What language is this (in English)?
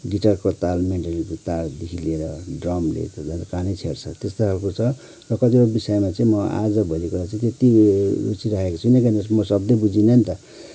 Nepali